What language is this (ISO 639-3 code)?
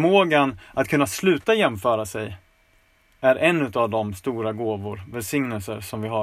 swe